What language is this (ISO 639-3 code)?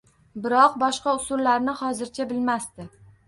uzb